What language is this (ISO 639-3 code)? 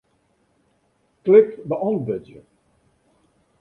fry